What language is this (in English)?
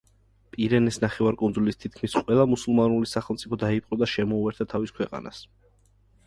Georgian